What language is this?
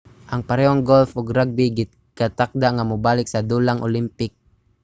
Cebuano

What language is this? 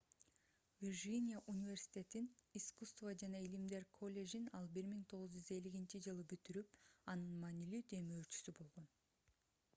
Kyrgyz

